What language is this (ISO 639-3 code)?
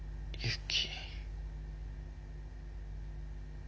jpn